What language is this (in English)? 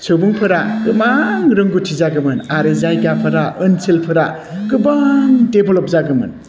Bodo